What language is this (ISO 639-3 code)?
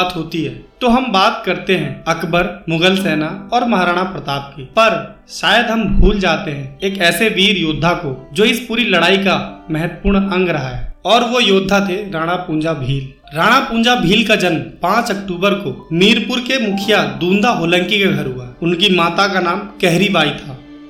hin